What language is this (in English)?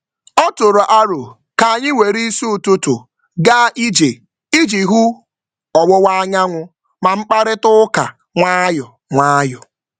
Igbo